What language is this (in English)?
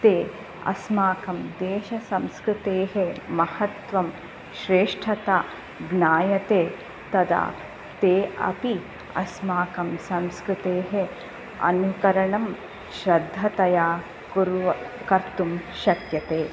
Sanskrit